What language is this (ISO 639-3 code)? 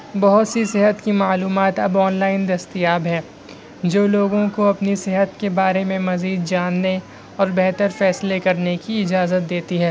urd